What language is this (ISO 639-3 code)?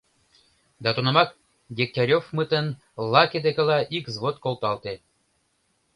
chm